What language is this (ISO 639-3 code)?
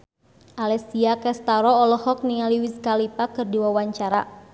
sun